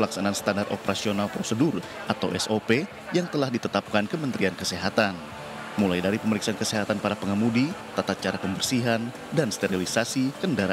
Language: Indonesian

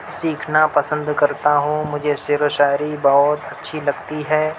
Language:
Urdu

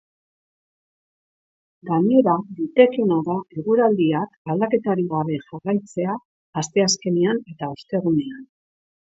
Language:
Basque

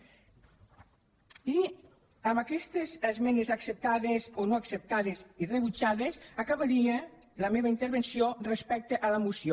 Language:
Catalan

